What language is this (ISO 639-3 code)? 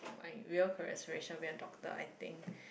eng